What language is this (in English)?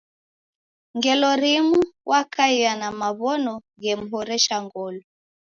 Taita